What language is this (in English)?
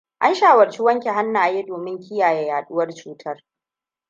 Hausa